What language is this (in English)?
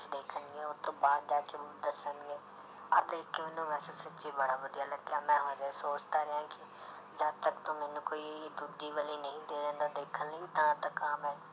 Punjabi